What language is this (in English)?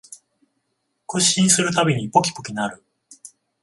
Japanese